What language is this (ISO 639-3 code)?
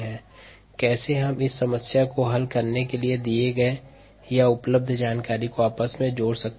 hin